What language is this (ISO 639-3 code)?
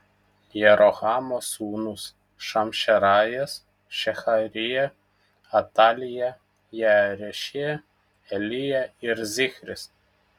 lit